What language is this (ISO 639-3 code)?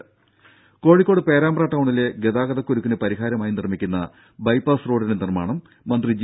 mal